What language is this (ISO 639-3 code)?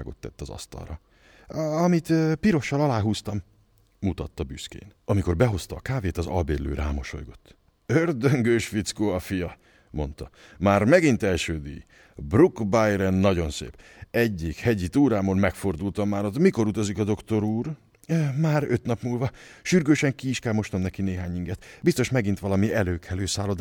hun